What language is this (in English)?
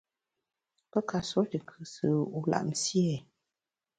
Bamun